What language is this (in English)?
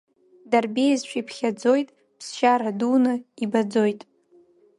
Abkhazian